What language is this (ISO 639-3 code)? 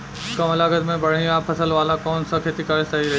bho